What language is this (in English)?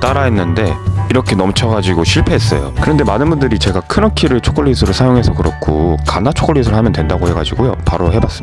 Korean